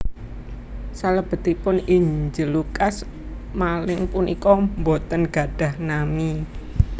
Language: Javanese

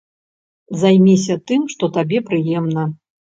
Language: Belarusian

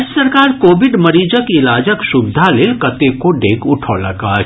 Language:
Maithili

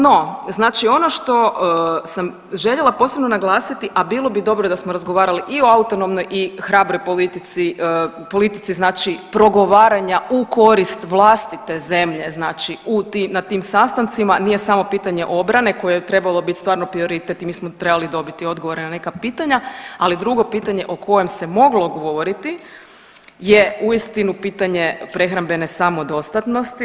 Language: Croatian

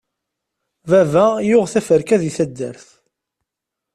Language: Kabyle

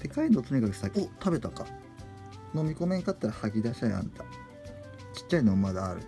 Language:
Japanese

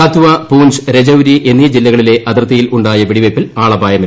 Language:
Malayalam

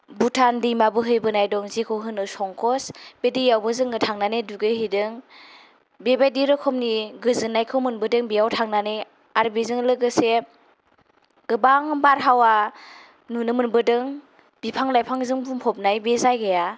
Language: Bodo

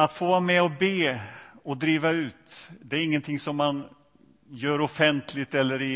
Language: Swedish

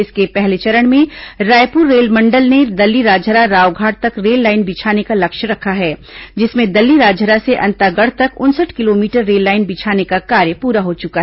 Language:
Hindi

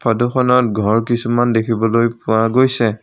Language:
Assamese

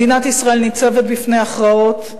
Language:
Hebrew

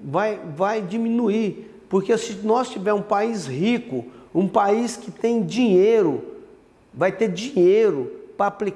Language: Portuguese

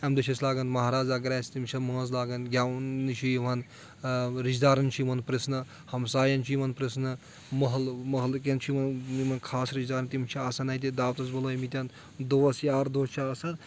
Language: Kashmiri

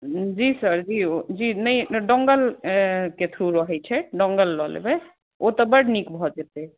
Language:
Maithili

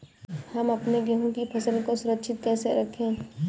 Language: Hindi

